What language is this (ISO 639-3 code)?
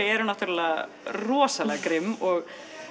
isl